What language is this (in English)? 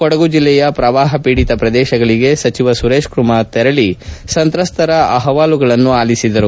Kannada